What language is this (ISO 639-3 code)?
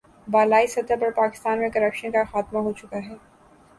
urd